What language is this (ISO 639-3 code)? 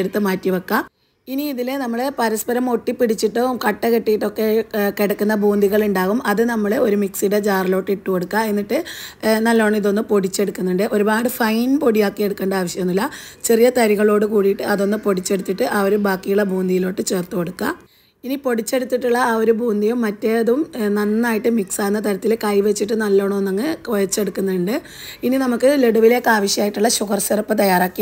mal